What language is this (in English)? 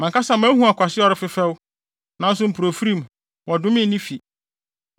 Akan